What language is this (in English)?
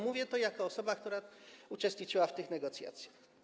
Polish